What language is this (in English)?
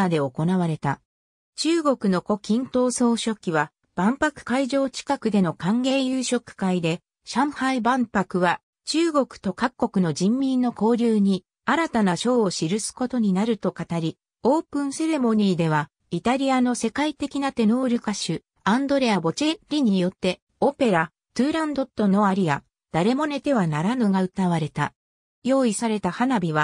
Japanese